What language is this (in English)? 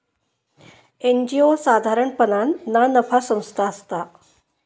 Marathi